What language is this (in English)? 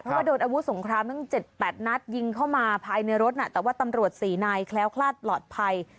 Thai